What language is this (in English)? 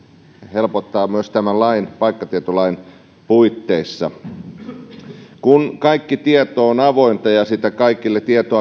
Finnish